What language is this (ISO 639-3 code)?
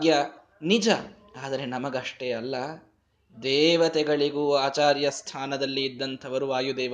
kan